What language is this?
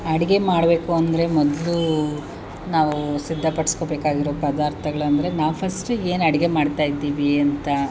Kannada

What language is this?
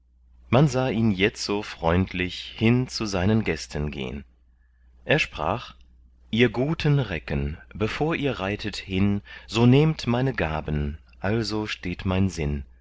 German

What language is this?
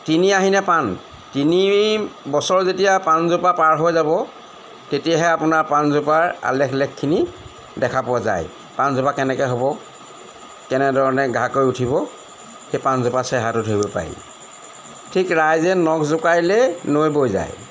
Assamese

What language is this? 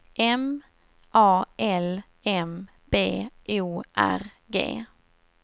Swedish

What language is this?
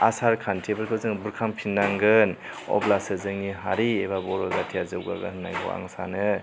Bodo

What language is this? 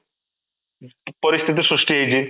Odia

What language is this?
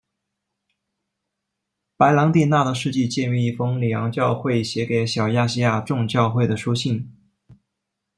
Chinese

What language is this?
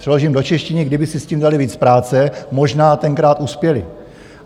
Czech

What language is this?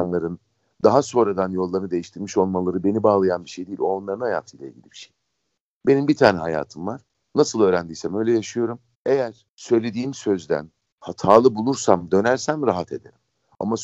Turkish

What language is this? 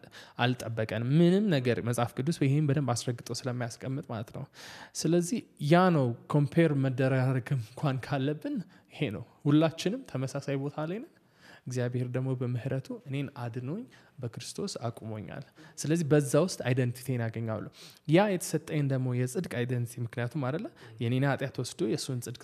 Amharic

